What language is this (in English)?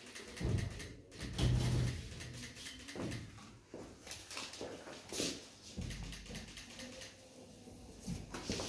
Romanian